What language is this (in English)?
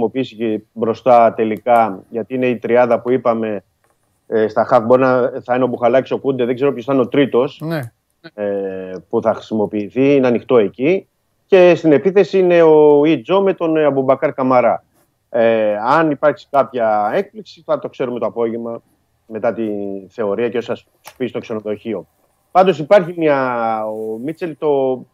Greek